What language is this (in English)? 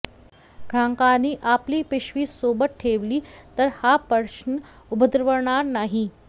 Marathi